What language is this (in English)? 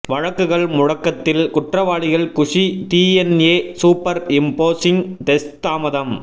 Tamil